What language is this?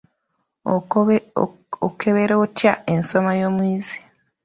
Ganda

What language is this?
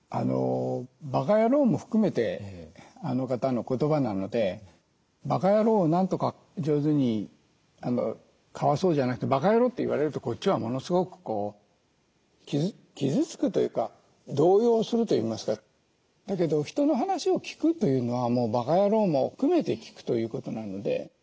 Japanese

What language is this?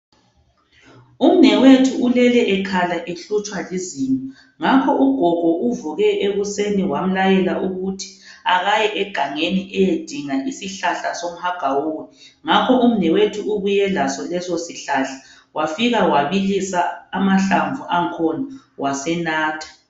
North Ndebele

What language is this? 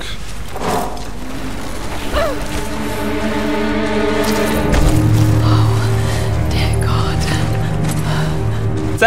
Hungarian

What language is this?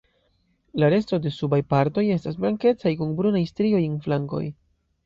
Esperanto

